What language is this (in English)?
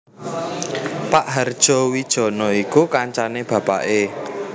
Javanese